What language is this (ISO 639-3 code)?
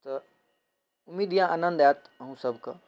mai